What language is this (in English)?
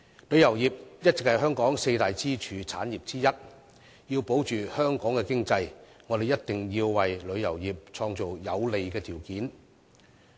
Cantonese